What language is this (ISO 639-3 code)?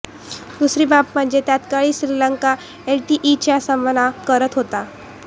mar